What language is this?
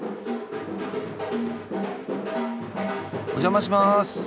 Japanese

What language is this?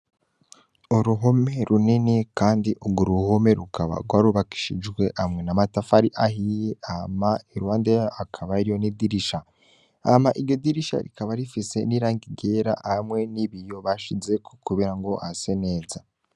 Rundi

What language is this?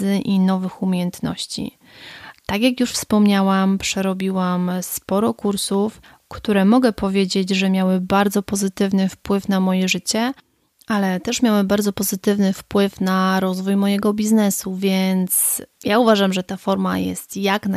Polish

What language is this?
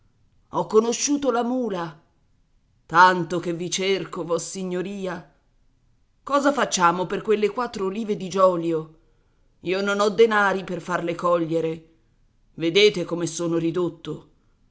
Italian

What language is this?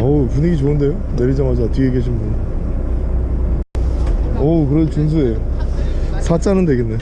Korean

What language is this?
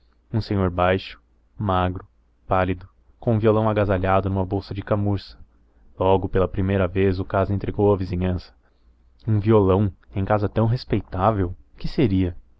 Portuguese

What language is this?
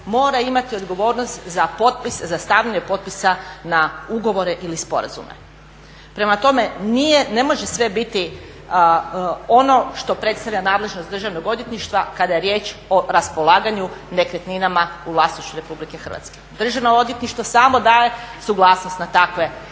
Croatian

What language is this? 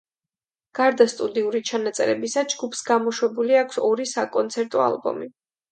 Georgian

